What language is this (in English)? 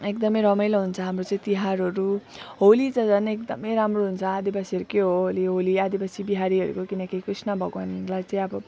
Nepali